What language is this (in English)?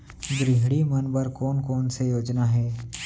Chhattisgarhi